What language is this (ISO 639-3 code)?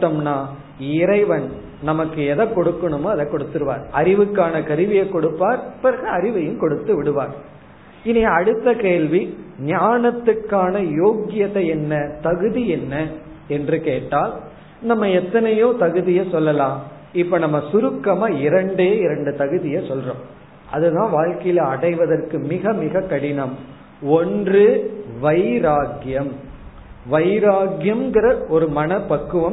tam